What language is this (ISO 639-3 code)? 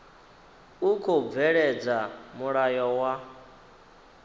ven